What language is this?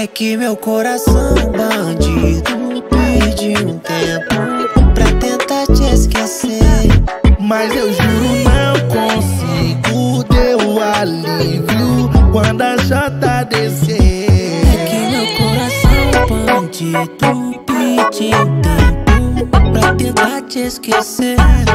Portuguese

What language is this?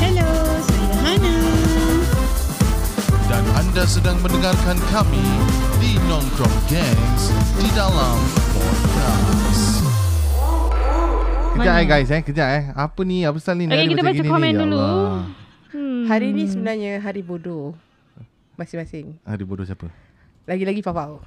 Malay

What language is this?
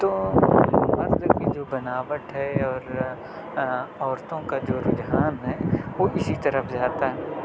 Urdu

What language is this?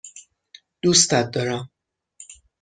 Persian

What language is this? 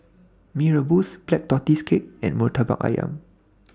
English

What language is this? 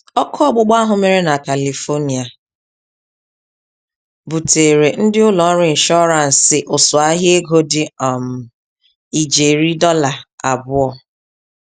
Igbo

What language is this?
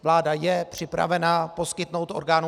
Czech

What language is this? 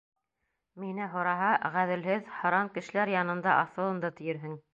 Bashkir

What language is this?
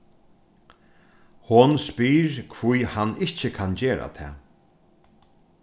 Faroese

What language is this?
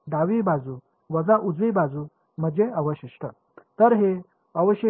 Marathi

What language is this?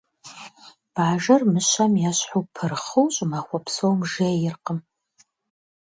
Kabardian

